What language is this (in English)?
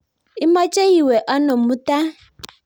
Kalenjin